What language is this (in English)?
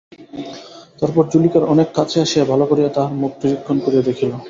Bangla